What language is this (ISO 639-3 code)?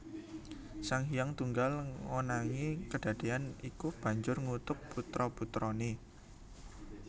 jav